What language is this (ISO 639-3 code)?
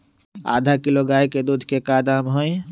mag